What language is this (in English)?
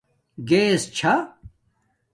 Domaaki